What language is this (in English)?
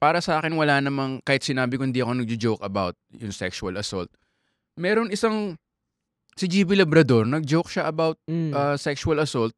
Filipino